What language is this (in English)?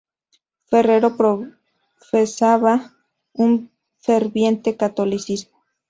Spanish